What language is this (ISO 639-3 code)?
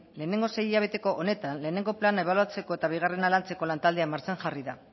eus